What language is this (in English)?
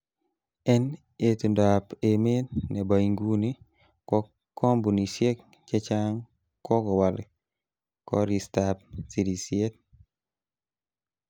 Kalenjin